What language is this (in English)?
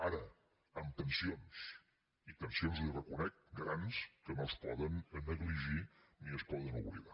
Catalan